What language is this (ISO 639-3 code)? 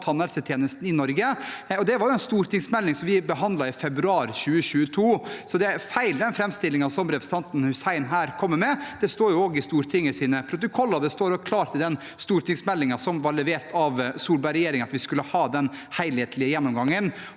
nor